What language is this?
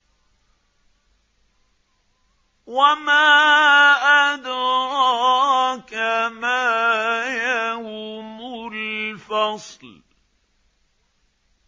Arabic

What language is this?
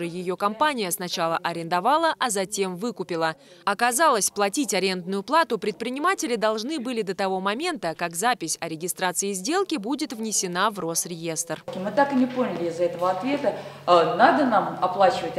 Russian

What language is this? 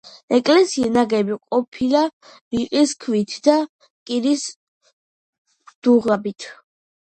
Georgian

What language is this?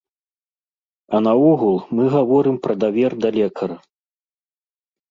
Belarusian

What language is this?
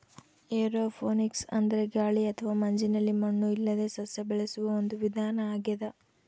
Kannada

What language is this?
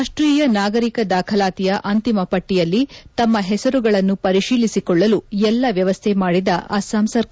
Kannada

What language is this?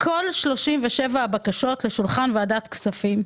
Hebrew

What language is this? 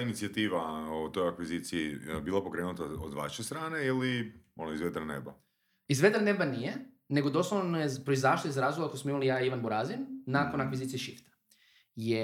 Croatian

